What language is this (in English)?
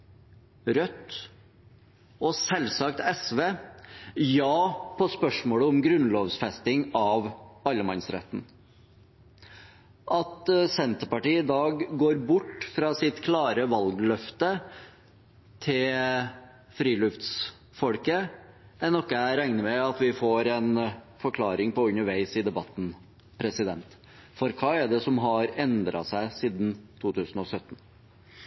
Norwegian Bokmål